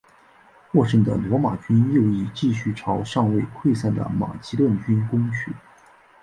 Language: Chinese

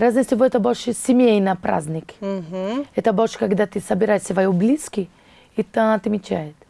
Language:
Russian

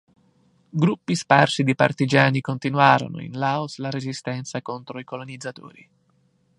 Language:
Italian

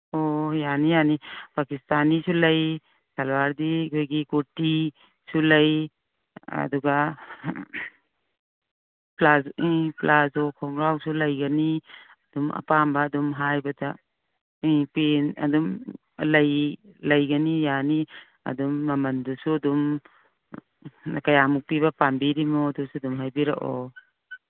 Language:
Manipuri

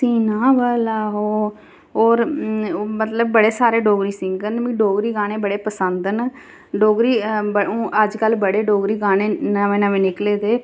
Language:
Dogri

